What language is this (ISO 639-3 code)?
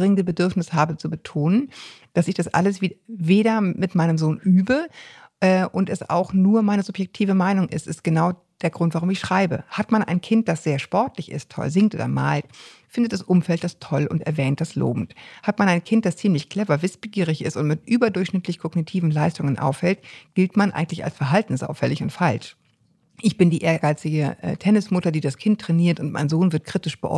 deu